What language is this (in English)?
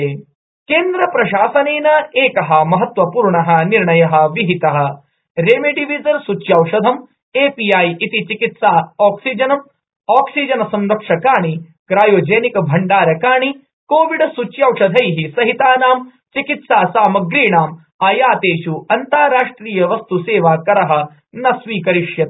Sanskrit